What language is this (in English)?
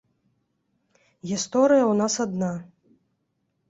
Belarusian